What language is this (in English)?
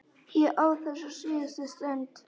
Icelandic